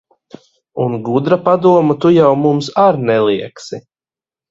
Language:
Latvian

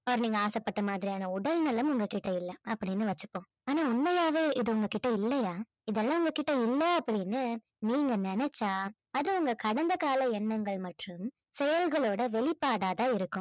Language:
Tamil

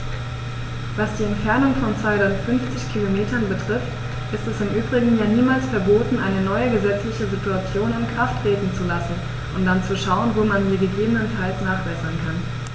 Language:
German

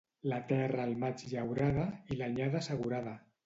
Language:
Catalan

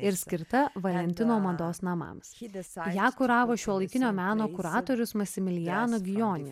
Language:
Lithuanian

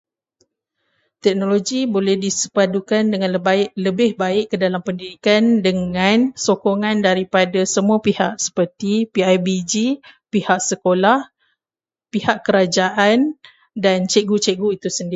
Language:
Malay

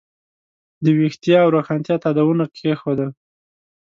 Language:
Pashto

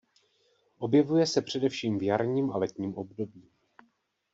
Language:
Czech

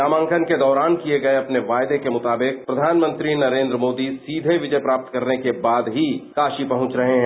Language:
Hindi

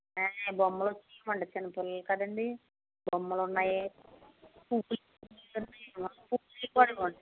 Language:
Telugu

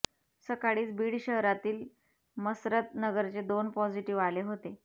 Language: Marathi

